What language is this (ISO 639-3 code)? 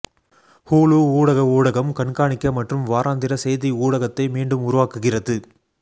tam